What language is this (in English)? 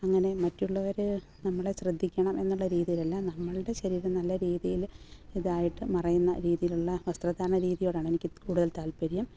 Malayalam